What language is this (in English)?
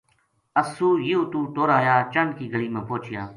Gujari